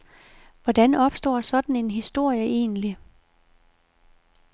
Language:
Danish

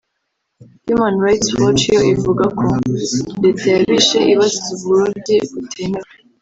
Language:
Kinyarwanda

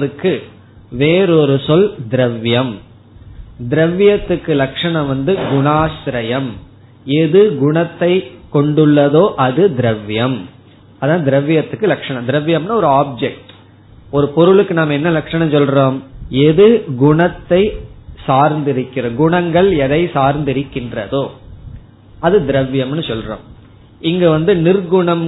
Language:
Tamil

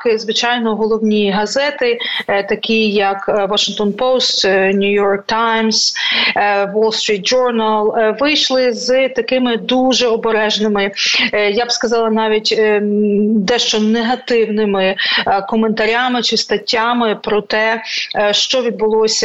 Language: Ukrainian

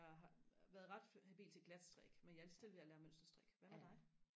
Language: Danish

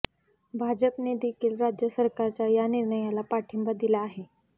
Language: Marathi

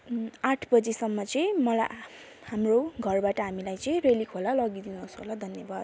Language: Nepali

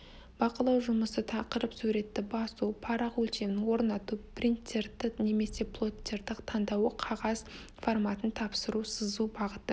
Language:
Kazakh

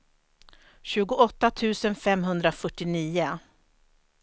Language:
Swedish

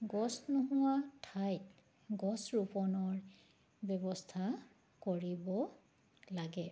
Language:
Assamese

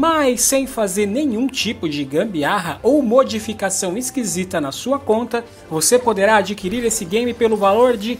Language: Portuguese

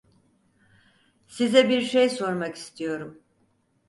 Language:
Turkish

